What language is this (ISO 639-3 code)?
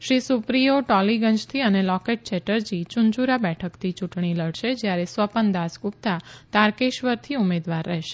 guj